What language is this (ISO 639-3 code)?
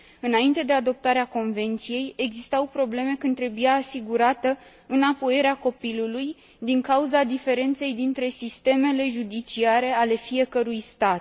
ron